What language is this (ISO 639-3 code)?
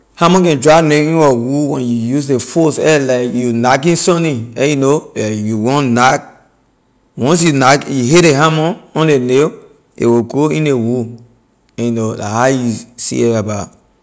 lir